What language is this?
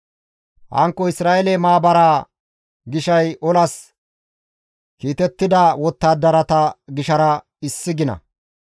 Gamo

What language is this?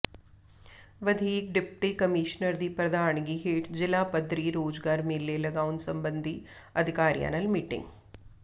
Punjabi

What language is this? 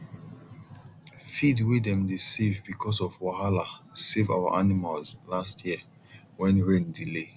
Nigerian Pidgin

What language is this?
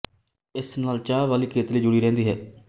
Punjabi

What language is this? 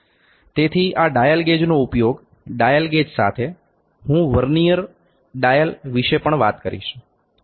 Gujarati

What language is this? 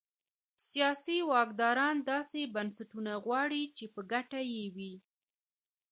Pashto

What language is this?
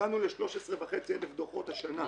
Hebrew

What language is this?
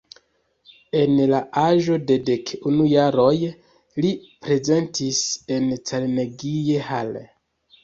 Esperanto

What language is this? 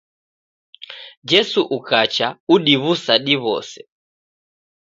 Taita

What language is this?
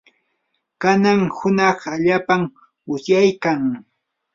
Yanahuanca Pasco Quechua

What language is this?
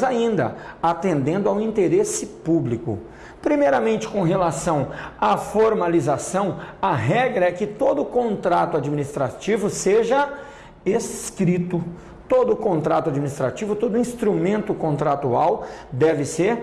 Portuguese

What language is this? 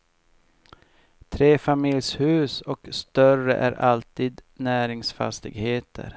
Swedish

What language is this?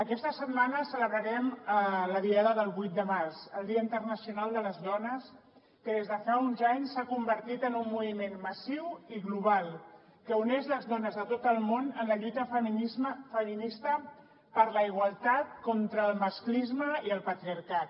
Catalan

